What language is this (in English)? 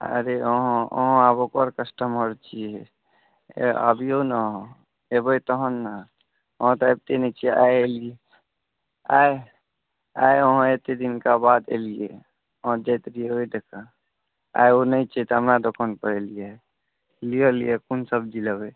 Maithili